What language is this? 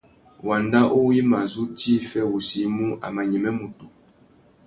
Tuki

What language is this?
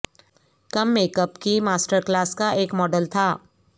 Urdu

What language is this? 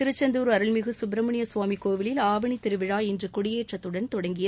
Tamil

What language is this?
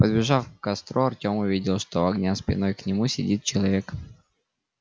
Russian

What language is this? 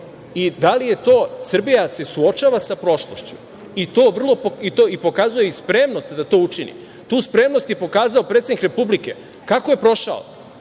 Serbian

